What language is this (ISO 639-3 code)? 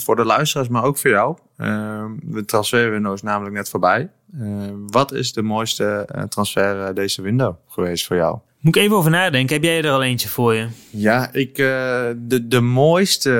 nld